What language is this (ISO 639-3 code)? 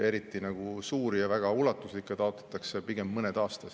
est